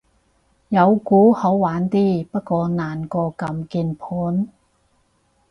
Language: Cantonese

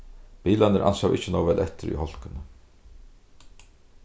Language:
Faroese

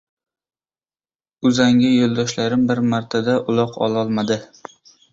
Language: Uzbek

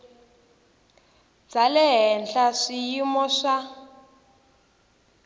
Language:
Tsonga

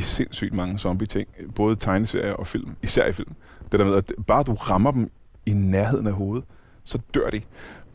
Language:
Danish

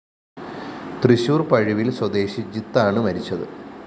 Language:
Malayalam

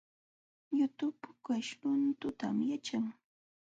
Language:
Jauja Wanca Quechua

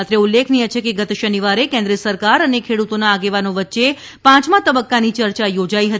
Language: Gujarati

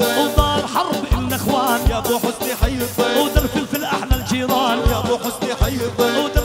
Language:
Arabic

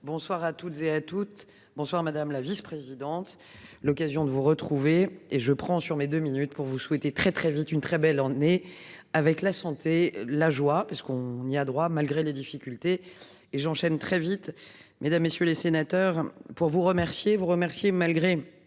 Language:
French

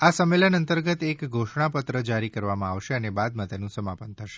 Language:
Gujarati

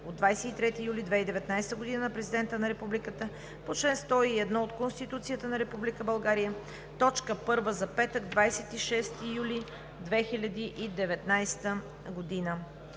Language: Bulgarian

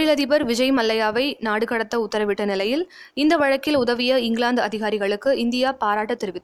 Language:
Tamil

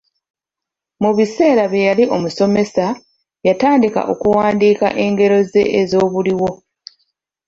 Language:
Ganda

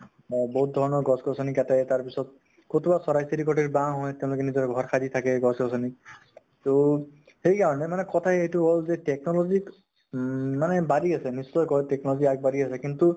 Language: Assamese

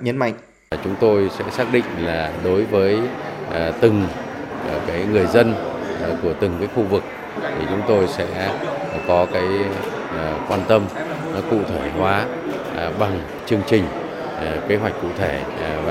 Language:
Vietnamese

